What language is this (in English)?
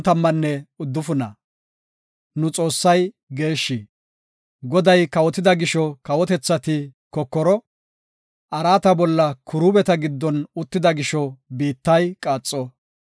Gofa